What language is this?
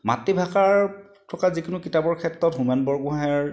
Assamese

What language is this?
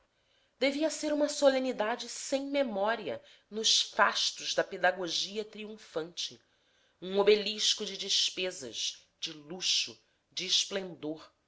Portuguese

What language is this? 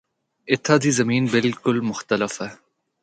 Northern Hindko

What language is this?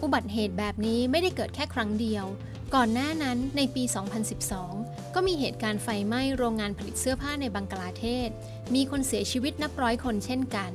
Thai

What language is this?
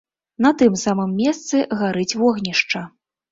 Belarusian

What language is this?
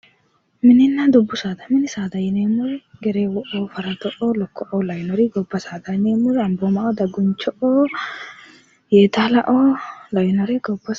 Sidamo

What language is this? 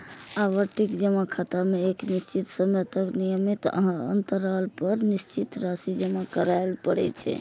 Maithili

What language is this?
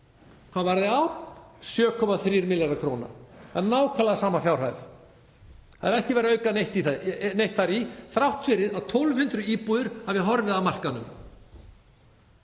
Icelandic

